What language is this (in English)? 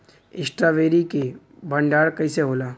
Bhojpuri